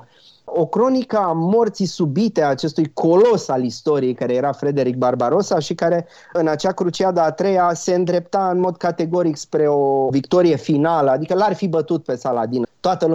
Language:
Romanian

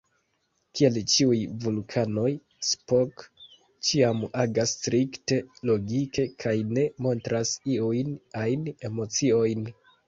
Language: Esperanto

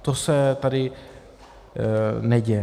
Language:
Czech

